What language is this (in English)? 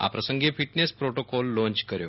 Gujarati